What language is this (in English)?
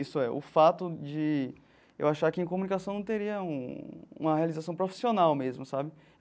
Portuguese